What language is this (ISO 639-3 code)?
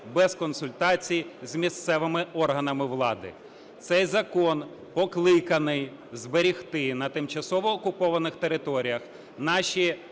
ukr